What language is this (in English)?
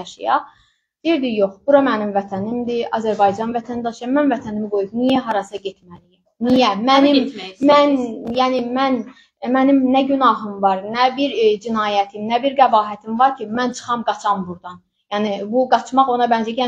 Turkish